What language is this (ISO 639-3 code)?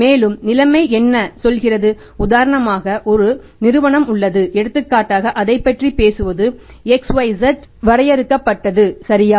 tam